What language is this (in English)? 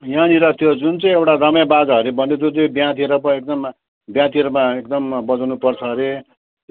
Nepali